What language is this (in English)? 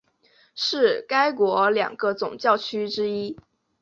Chinese